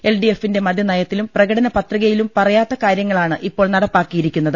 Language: Malayalam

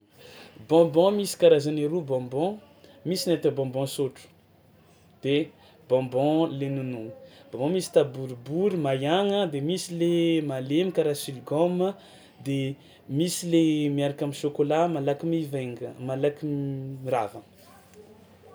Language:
Tsimihety Malagasy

